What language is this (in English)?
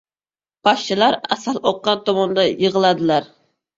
Uzbek